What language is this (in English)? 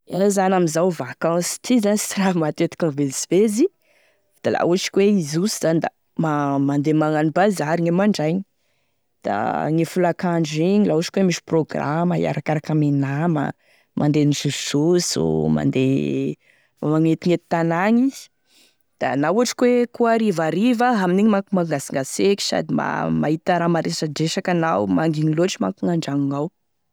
Tesaka Malagasy